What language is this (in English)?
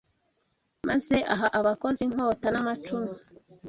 Kinyarwanda